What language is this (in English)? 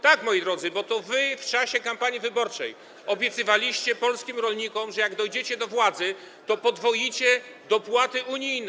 Polish